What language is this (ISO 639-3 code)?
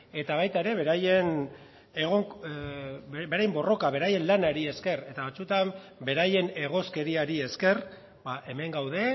eus